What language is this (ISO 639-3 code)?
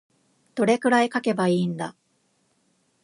jpn